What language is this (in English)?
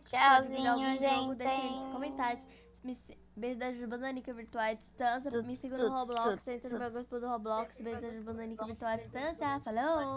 Portuguese